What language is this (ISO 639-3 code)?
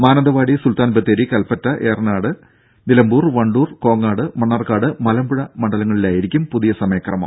mal